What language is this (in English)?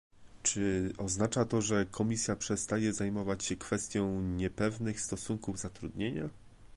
Polish